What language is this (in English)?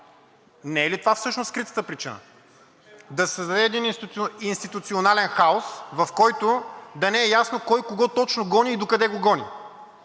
Bulgarian